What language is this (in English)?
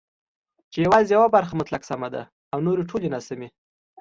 Pashto